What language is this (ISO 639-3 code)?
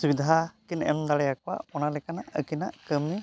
sat